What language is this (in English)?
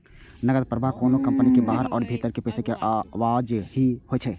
Maithili